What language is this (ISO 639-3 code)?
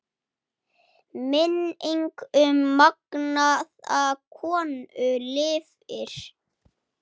isl